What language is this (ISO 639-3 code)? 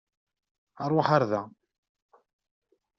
kab